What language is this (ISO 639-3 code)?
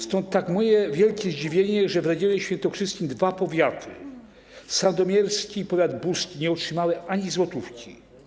pol